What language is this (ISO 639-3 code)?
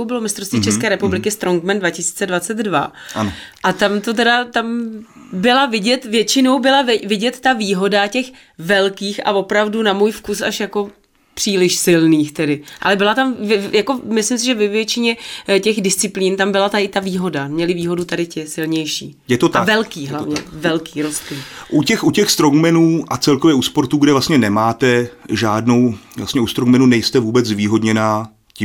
ces